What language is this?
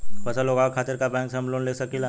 Bhojpuri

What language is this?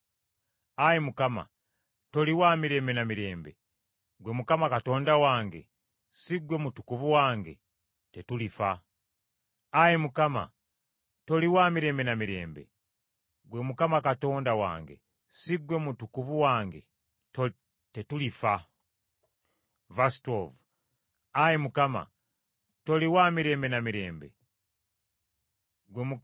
Ganda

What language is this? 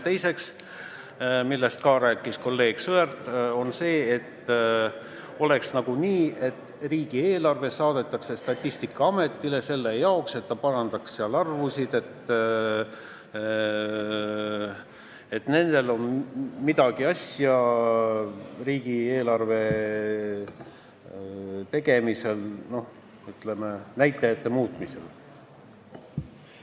Estonian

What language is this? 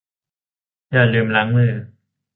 Thai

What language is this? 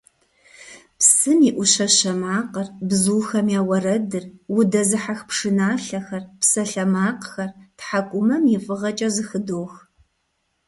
Kabardian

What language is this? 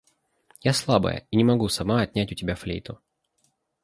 Russian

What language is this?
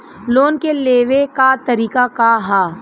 Bhojpuri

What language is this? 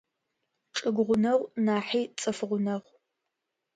Adyghe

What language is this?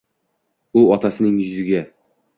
Uzbek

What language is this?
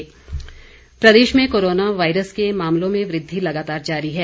Hindi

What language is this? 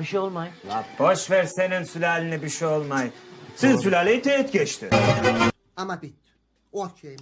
Turkish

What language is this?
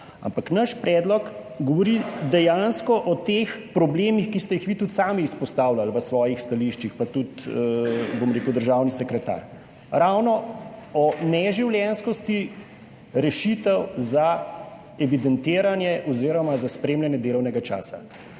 Slovenian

